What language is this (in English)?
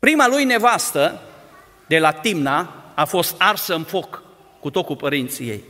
Romanian